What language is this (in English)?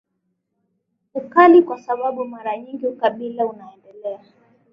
Swahili